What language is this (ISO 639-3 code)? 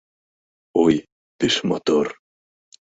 chm